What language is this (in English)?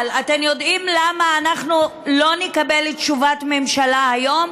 Hebrew